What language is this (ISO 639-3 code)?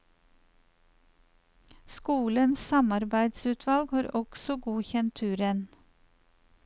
nor